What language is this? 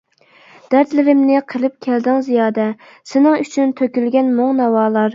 Uyghur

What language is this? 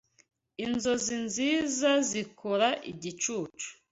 Kinyarwanda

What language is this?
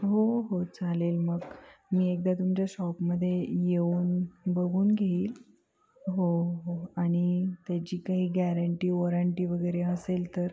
Marathi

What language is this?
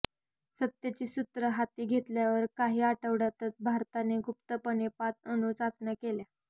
Marathi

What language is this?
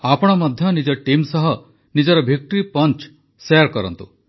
Odia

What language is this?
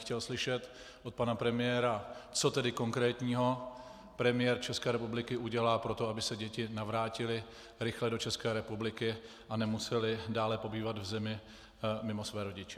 Czech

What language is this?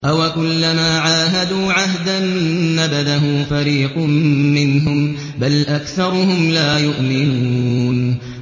Arabic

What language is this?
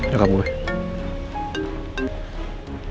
Indonesian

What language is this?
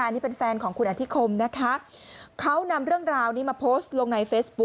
Thai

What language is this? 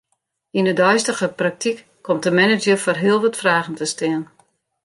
Western Frisian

